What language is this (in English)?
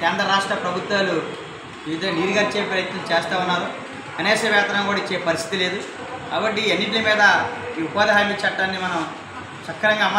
Telugu